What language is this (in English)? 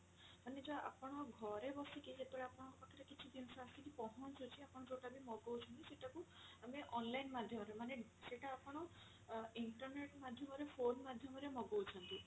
Odia